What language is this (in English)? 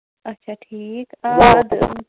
Kashmiri